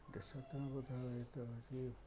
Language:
Odia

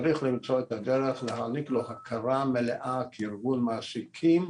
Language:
Hebrew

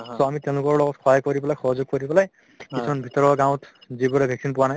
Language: Assamese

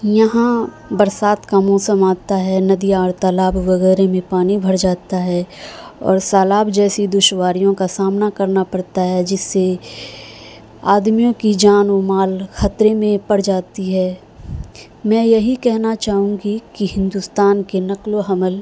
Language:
Urdu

